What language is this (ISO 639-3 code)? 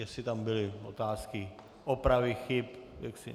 ces